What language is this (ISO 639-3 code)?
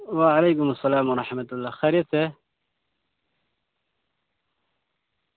urd